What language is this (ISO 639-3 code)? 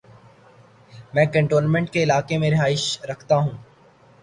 urd